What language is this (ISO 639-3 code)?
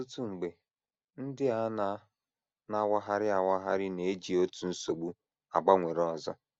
ibo